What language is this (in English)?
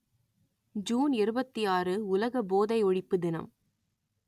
Tamil